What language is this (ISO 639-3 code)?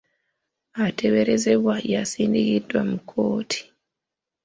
lug